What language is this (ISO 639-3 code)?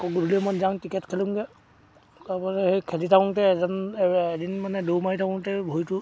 asm